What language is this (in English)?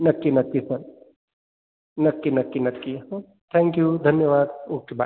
Marathi